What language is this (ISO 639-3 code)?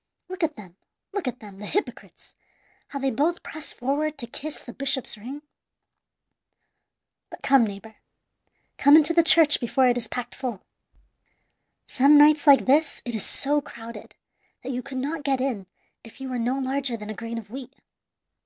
eng